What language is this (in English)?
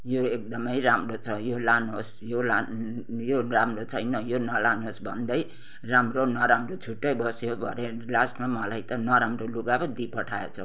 Nepali